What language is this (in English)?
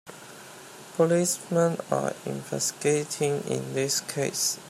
English